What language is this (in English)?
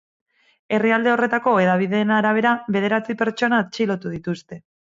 Basque